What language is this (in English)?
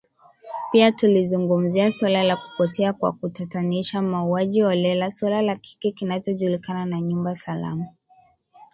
Swahili